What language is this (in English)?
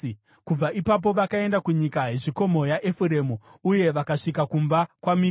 Shona